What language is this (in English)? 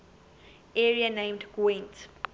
English